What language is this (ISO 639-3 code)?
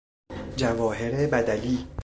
fas